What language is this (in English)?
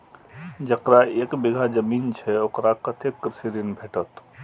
Maithili